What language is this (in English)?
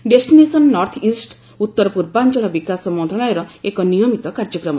Odia